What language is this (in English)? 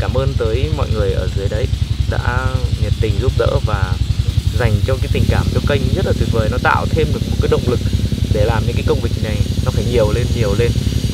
Vietnamese